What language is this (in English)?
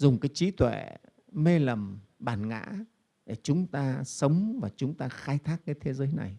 Vietnamese